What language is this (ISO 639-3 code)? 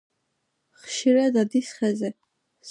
kat